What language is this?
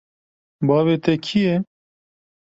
Kurdish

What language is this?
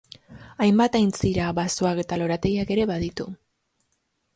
Basque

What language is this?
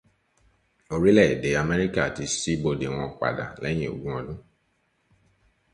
Yoruba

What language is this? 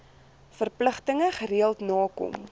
Afrikaans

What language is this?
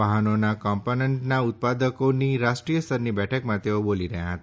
Gujarati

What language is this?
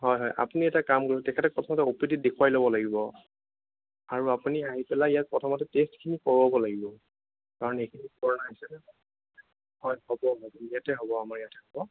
Assamese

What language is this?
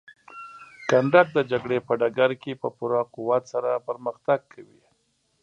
Pashto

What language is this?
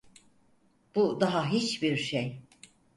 Turkish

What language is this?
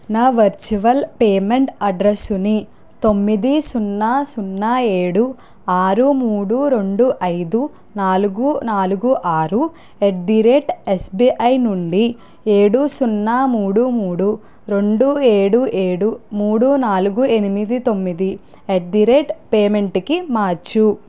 Telugu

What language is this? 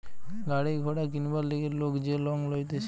Bangla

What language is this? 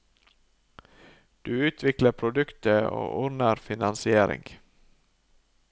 Norwegian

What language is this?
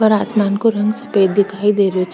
Rajasthani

